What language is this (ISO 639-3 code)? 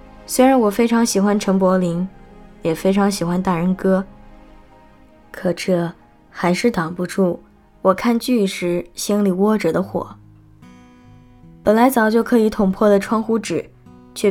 zho